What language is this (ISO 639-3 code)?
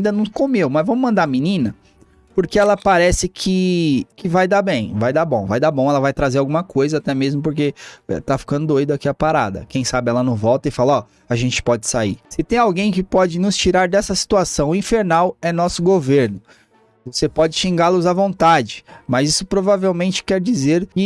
por